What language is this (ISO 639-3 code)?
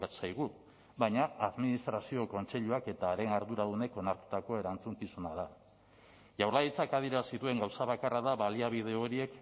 eus